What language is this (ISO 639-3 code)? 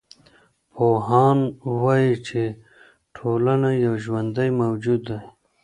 pus